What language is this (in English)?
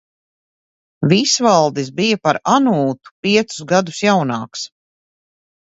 Latvian